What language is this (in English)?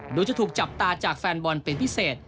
Thai